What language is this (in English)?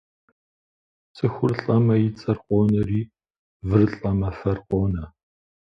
Kabardian